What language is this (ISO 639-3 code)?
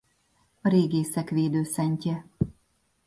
hun